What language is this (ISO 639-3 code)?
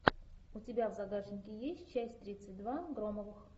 rus